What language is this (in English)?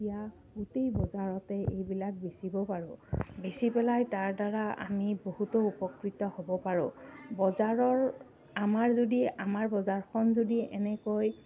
Assamese